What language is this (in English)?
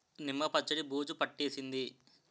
Telugu